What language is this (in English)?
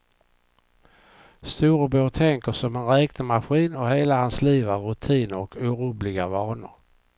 Swedish